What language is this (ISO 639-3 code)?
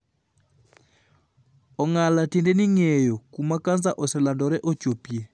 luo